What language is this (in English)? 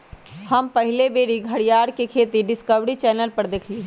Magahi